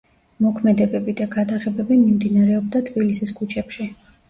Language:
Georgian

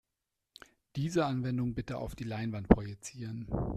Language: German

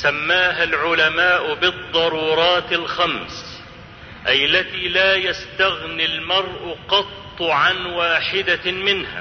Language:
Arabic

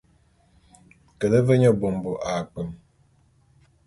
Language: Bulu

